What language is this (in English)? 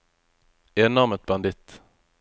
Norwegian